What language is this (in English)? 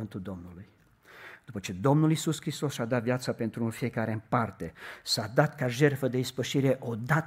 Romanian